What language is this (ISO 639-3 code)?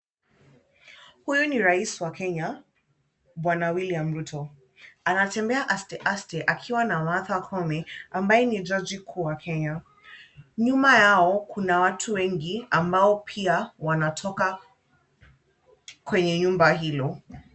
swa